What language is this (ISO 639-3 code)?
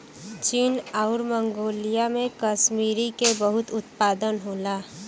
bho